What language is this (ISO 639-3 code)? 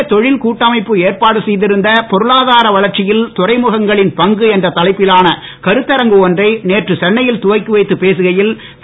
tam